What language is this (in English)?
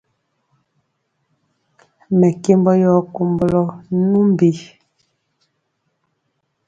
Mpiemo